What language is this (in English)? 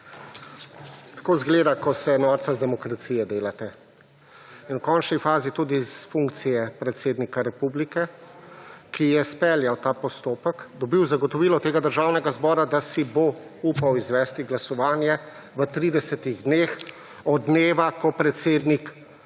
Slovenian